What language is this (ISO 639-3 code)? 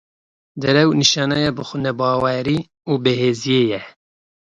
kur